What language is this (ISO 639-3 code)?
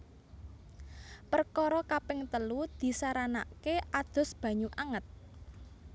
jav